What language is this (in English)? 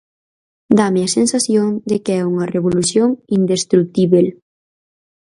Galician